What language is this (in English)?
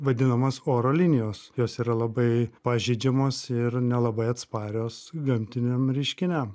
Lithuanian